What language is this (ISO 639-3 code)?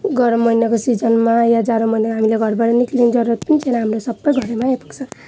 nep